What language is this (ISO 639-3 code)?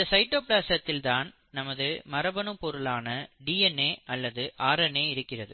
tam